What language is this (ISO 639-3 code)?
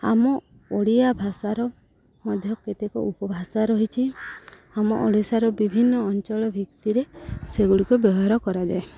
ori